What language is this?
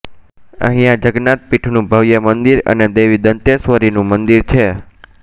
Gujarati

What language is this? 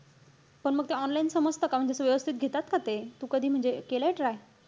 Marathi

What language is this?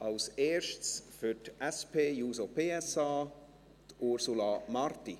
Swiss German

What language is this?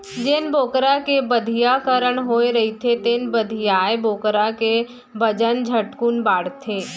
Chhattisgarhi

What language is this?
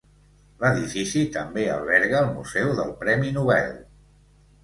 Catalan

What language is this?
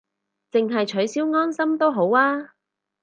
Cantonese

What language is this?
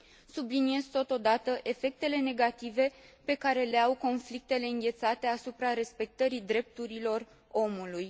Romanian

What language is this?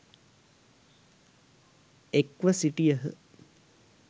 Sinhala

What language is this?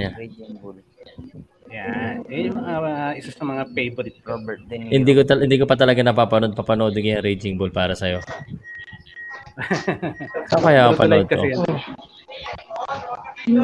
Filipino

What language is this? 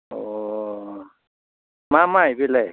Bodo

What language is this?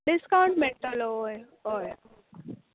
Konkani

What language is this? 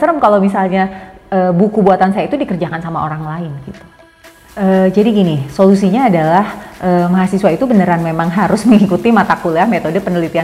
Indonesian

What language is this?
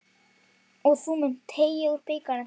Icelandic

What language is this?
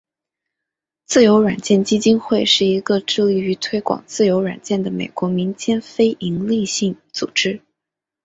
Chinese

